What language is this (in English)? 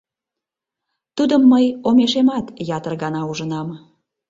Mari